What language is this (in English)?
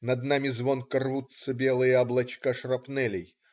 Russian